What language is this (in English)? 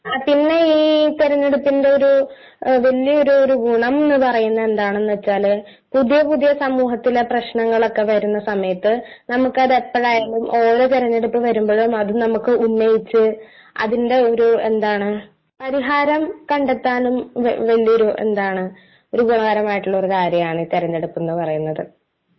Malayalam